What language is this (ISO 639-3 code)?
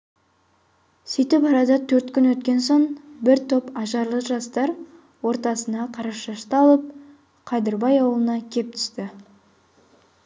kaz